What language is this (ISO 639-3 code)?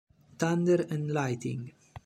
ita